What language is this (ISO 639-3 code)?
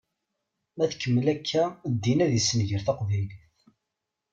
kab